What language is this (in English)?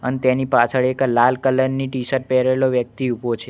Gujarati